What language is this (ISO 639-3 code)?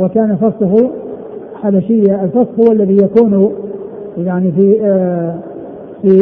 ara